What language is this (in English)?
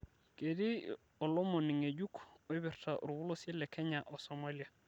Masai